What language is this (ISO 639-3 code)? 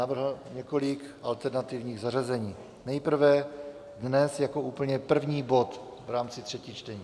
ces